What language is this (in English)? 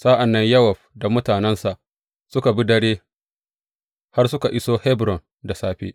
Hausa